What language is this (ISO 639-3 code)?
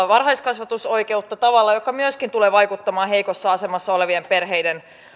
fin